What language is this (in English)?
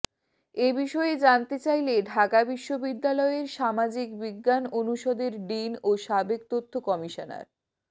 Bangla